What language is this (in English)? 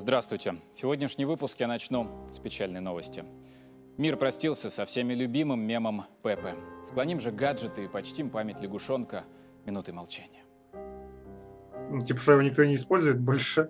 Russian